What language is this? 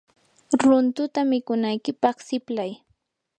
Yanahuanca Pasco Quechua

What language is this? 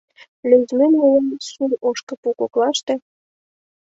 Mari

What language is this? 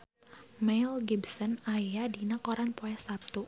Sundanese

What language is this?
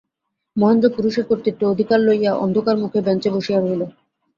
Bangla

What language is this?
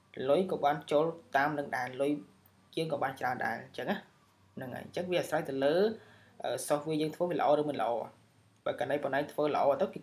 Vietnamese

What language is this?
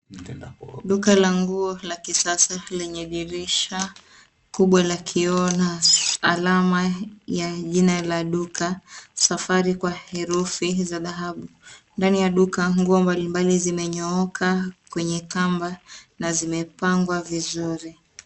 Swahili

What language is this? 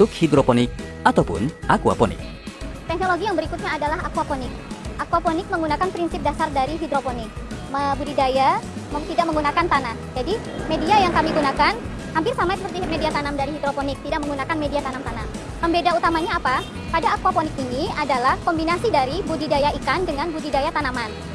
Indonesian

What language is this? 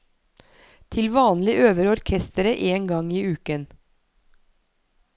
Norwegian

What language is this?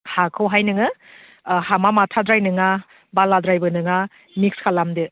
Bodo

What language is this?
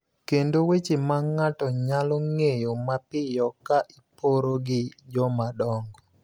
Luo (Kenya and Tanzania)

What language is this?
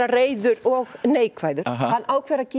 Icelandic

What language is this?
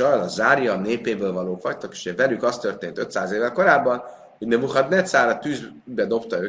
Hungarian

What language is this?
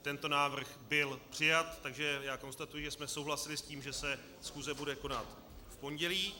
Czech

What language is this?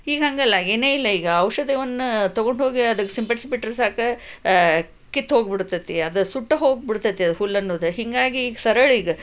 Kannada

